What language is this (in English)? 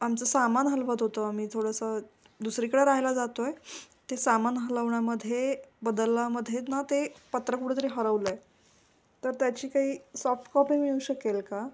Marathi